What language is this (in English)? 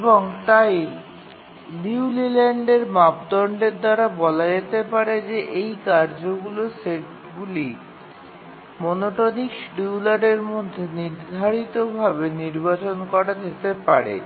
Bangla